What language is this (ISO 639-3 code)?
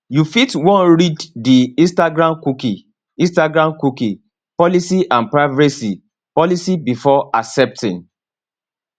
pcm